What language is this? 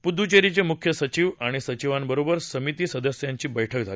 Marathi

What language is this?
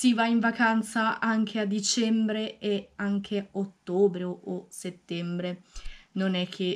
Italian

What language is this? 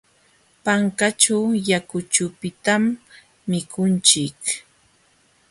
Jauja Wanca Quechua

